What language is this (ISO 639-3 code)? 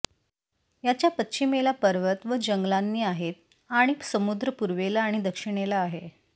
mar